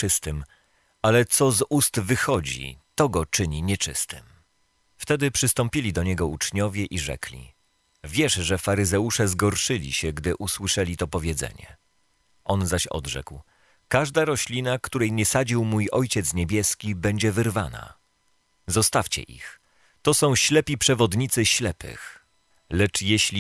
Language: Polish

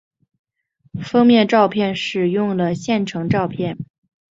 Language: Chinese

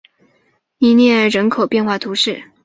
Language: Chinese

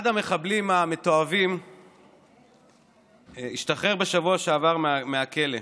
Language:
Hebrew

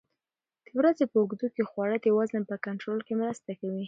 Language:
Pashto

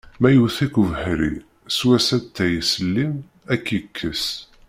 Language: Kabyle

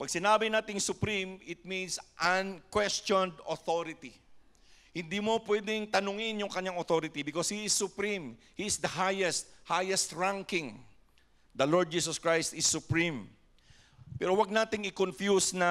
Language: Filipino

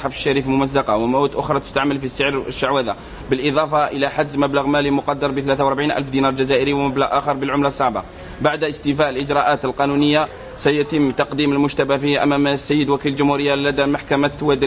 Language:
Arabic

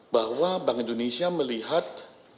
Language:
Indonesian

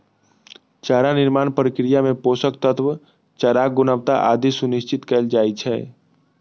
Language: Maithili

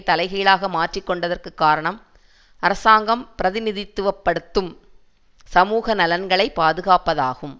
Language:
Tamil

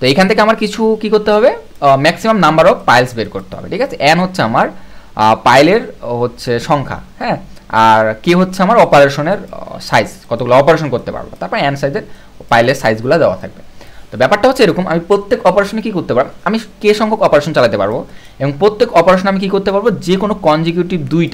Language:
Hindi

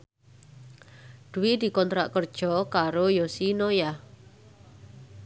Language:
Javanese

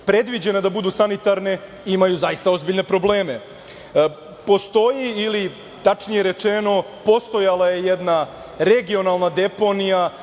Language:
Serbian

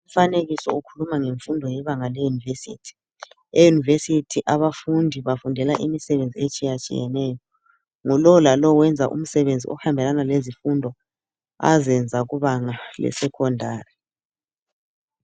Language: North Ndebele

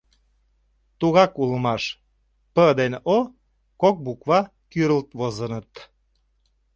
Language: Mari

